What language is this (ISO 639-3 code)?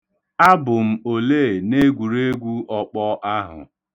ibo